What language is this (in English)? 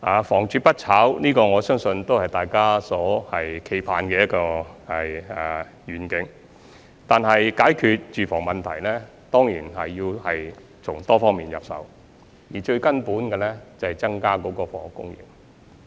Cantonese